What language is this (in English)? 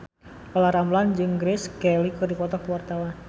Sundanese